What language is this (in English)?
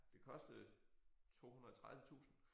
Danish